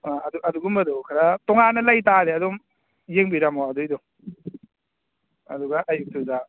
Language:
Manipuri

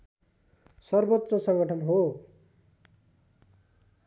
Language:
Nepali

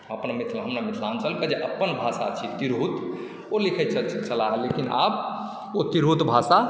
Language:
Maithili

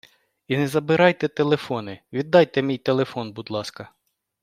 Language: Ukrainian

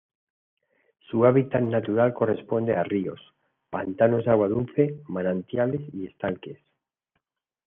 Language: Spanish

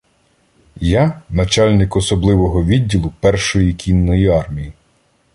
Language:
Ukrainian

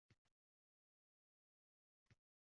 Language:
Uzbek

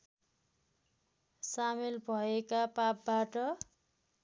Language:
Nepali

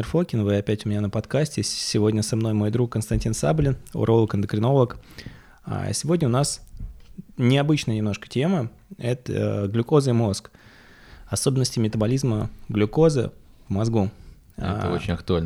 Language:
Russian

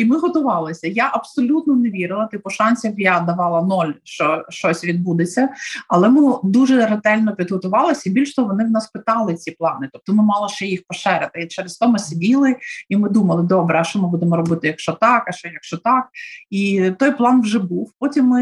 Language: Ukrainian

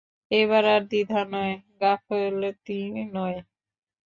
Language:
Bangla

